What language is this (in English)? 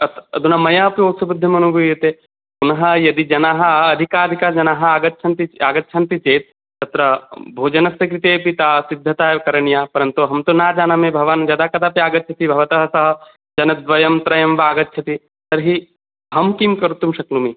Sanskrit